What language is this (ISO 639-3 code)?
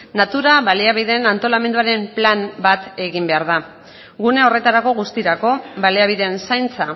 eus